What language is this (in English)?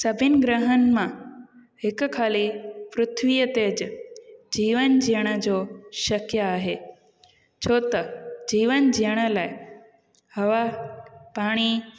Sindhi